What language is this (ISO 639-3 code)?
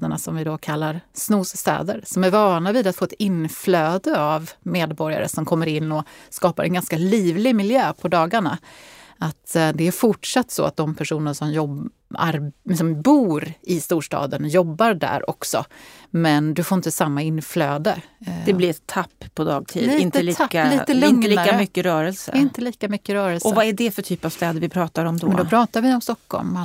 swe